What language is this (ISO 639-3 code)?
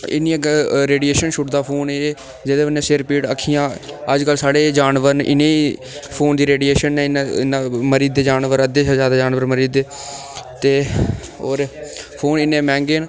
doi